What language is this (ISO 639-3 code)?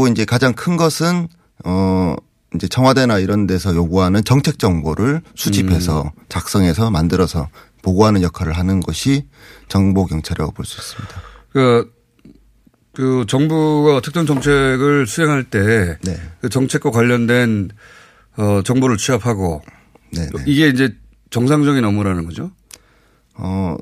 kor